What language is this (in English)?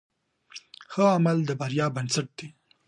Pashto